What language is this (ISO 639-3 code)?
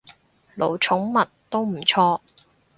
yue